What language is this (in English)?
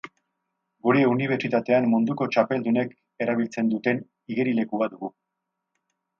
Basque